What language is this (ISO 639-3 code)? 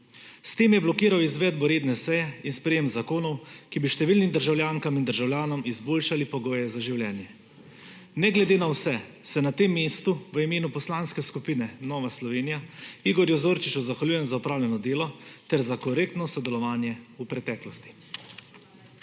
slv